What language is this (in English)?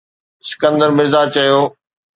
Sindhi